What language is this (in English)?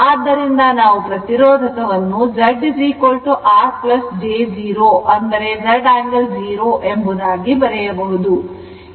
Kannada